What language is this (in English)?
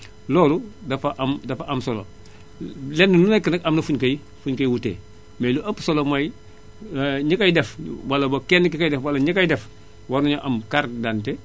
Wolof